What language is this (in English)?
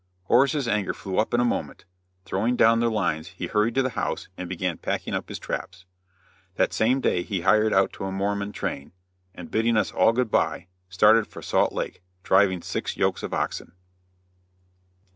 English